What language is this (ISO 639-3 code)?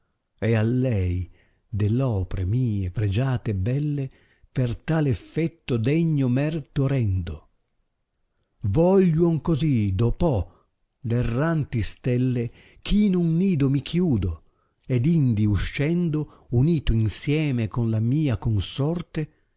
ita